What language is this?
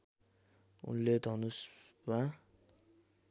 Nepali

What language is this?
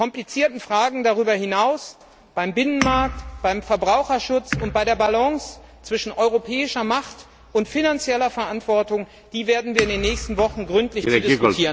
German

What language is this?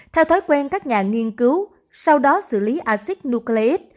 Vietnamese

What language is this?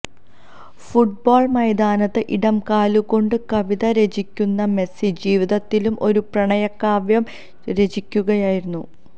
Malayalam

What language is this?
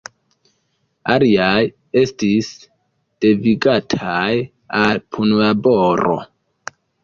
Esperanto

